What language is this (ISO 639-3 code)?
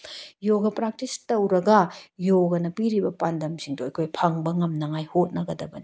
mni